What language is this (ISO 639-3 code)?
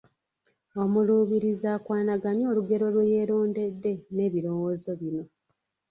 lug